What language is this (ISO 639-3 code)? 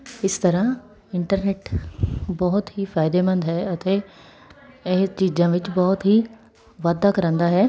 pan